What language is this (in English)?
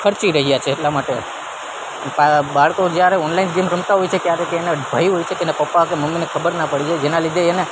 Gujarati